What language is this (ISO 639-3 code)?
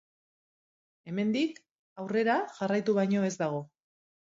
eus